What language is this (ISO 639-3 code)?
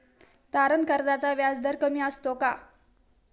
mar